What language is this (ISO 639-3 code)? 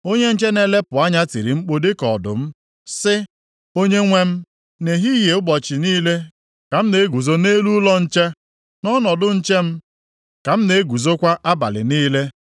ibo